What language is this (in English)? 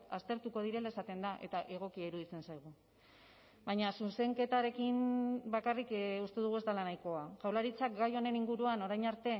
Basque